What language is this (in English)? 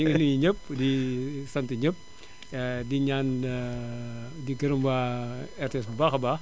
Wolof